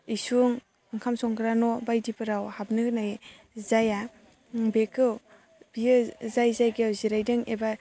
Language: Bodo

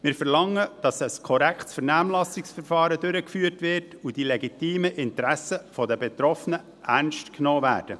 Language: Swiss German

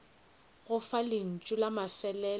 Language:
Northern Sotho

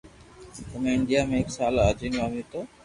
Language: Loarki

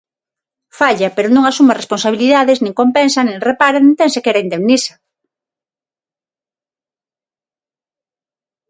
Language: Galician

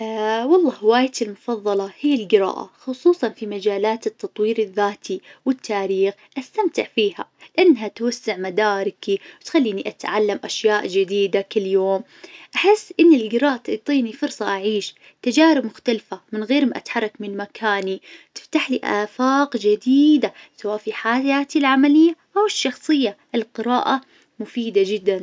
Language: Najdi Arabic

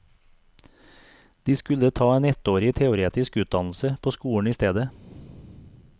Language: Norwegian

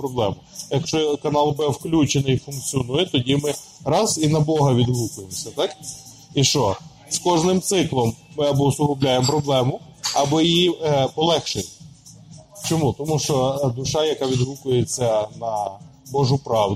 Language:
Ukrainian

